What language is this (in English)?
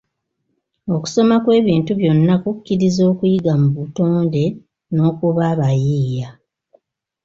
Ganda